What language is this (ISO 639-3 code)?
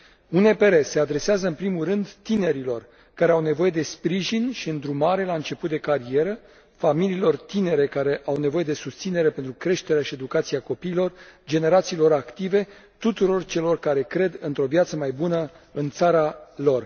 ron